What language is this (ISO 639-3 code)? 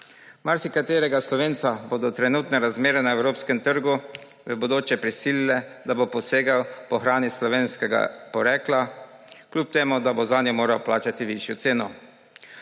slv